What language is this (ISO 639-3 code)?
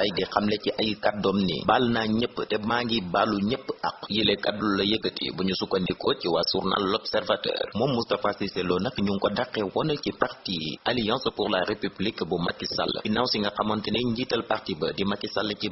ind